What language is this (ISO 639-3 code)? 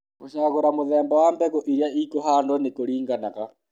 kik